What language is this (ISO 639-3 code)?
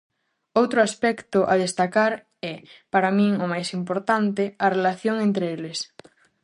glg